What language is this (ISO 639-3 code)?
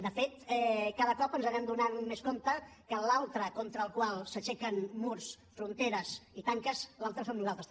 cat